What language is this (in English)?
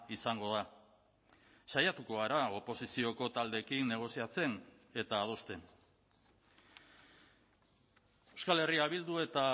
Basque